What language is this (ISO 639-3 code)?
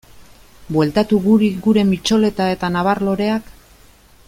eus